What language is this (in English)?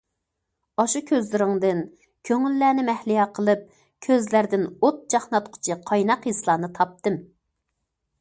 Uyghur